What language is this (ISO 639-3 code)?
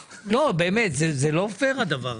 heb